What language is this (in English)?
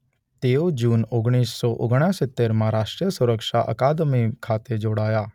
Gujarati